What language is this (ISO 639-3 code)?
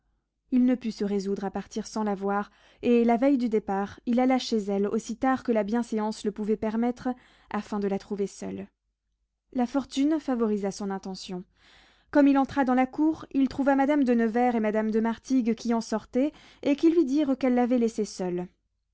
fra